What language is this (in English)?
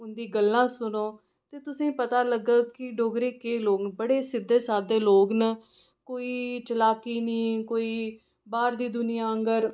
Dogri